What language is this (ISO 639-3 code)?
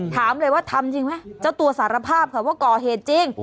tha